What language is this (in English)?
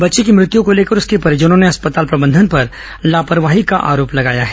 Hindi